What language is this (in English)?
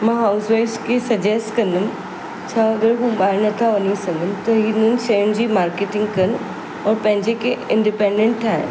Sindhi